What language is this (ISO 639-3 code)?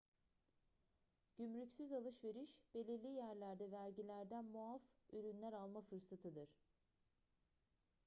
tur